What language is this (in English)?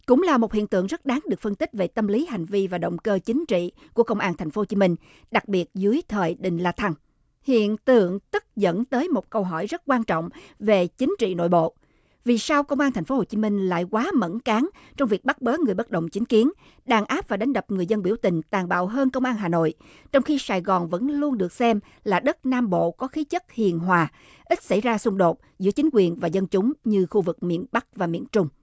Vietnamese